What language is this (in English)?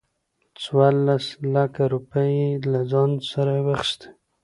Pashto